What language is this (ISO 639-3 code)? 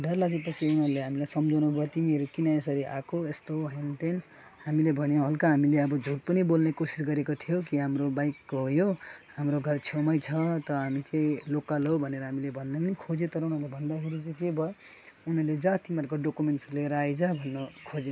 nep